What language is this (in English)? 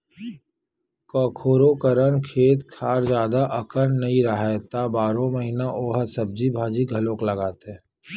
Chhattisgarhi